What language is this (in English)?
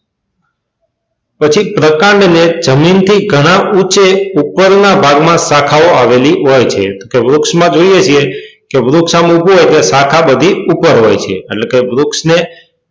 Gujarati